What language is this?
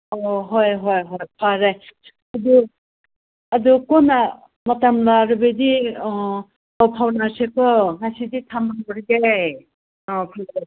Manipuri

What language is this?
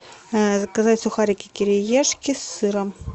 Russian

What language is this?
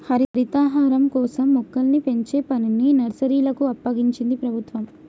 Telugu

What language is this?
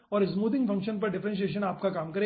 Hindi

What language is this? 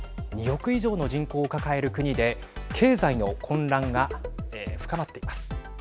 Japanese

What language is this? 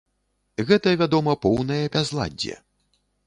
Belarusian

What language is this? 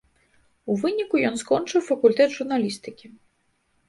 Belarusian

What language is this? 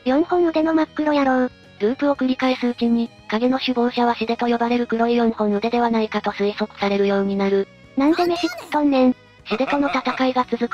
Japanese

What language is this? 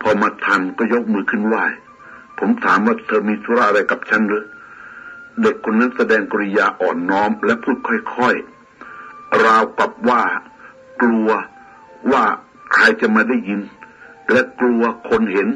Thai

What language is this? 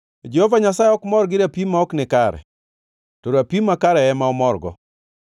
Luo (Kenya and Tanzania)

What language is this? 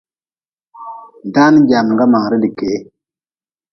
Nawdm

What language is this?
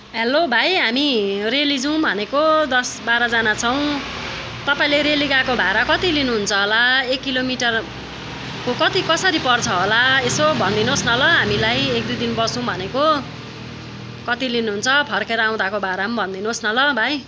Nepali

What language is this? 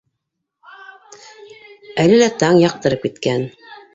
Bashkir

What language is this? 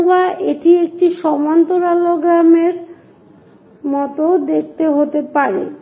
Bangla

